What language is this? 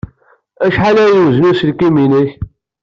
Kabyle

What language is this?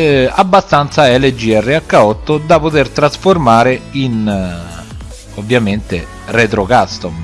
Italian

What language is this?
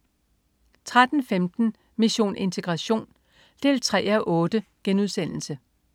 Danish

